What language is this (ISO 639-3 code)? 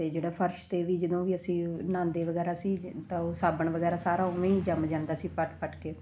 pan